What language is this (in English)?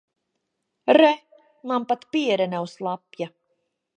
Latvian